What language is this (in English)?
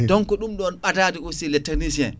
Fula